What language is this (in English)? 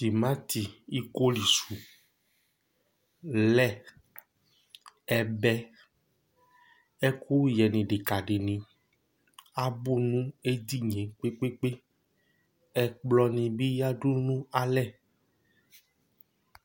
Ikposo